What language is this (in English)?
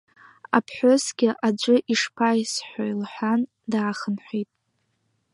Abkhazian